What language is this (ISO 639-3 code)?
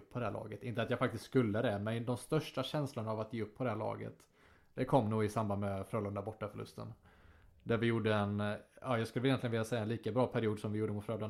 swe